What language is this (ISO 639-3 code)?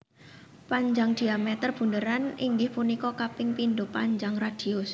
jav